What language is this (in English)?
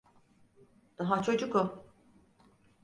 Turkish